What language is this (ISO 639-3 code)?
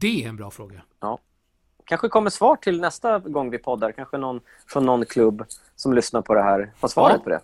swe